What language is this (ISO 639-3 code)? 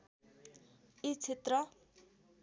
nep